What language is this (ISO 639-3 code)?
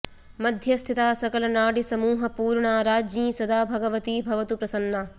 san